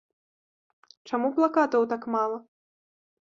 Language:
Belarusian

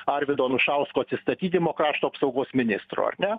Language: Lithuanian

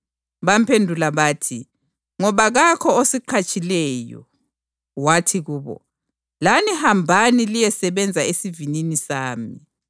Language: North Ndebele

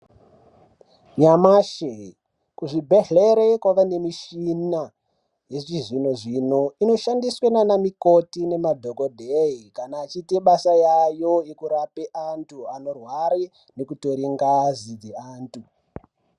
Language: Ndau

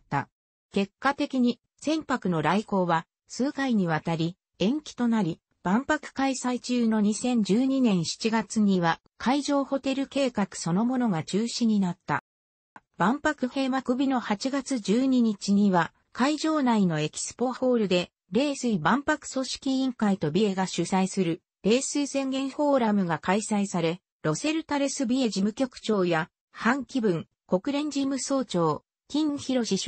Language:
Japanese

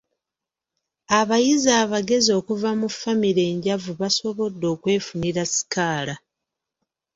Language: Ganda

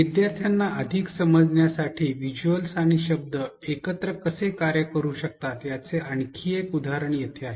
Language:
Marathi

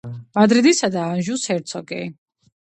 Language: Georgian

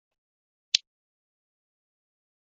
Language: Chinese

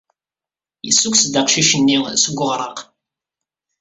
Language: Kabyle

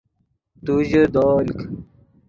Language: Yidgha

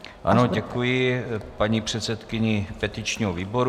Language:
Czech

